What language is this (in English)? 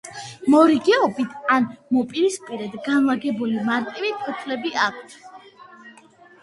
Georgian